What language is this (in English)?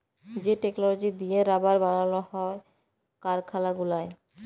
Bangla